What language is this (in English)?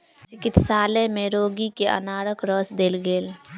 Maithili